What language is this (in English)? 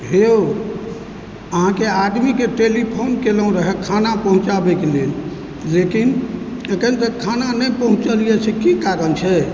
Maithili